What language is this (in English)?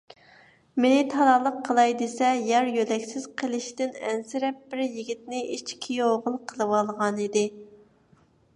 Uyghur